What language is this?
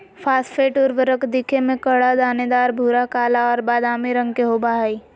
Magahi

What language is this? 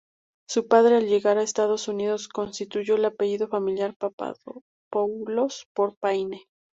Spanish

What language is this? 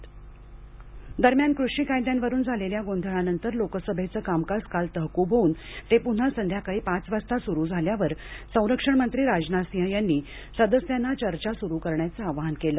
Marathi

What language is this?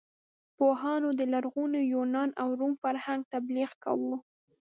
Pashto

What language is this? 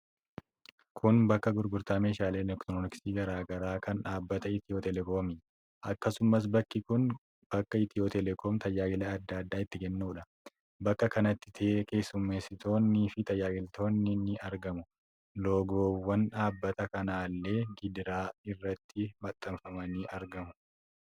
Oromo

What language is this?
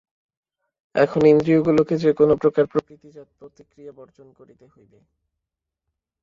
Bangla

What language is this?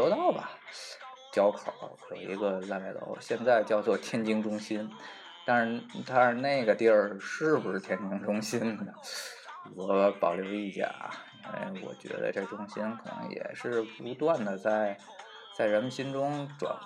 Chinese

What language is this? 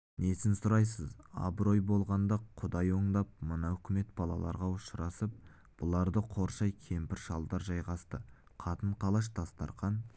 Kazakh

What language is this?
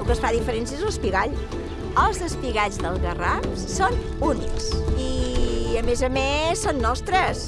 Catalan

